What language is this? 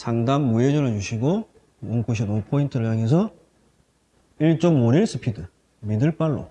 Korean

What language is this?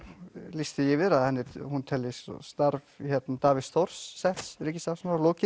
Icelandic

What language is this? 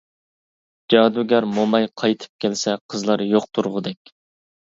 Uyghur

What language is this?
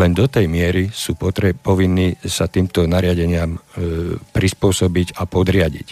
Slovak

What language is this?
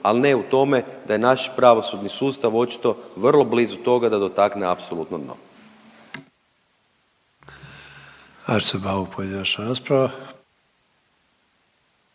Croatian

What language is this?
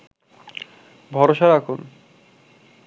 Bangla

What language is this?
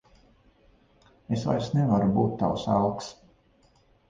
Latvian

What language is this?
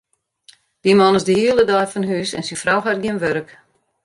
Western Frisian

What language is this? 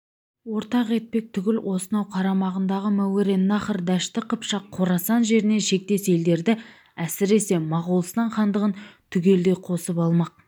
Kazakh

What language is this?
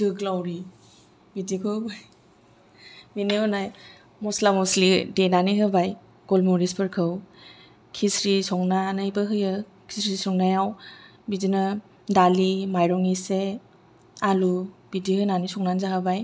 Bodo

